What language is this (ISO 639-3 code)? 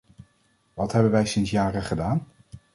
nld